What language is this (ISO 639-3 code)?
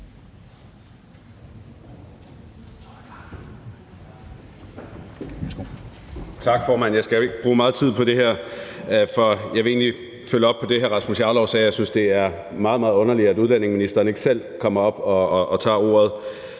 dan